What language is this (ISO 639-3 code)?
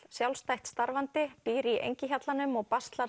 isl